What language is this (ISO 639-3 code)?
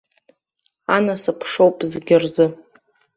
abk